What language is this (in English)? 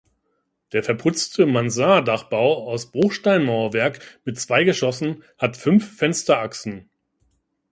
German